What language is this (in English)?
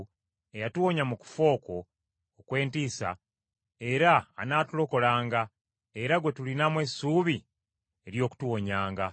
Ganda